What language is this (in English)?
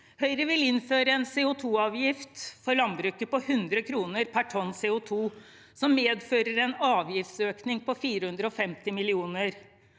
Norwegian